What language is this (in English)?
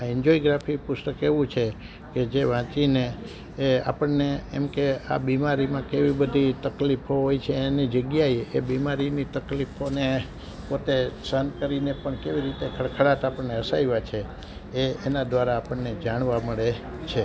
Gujarati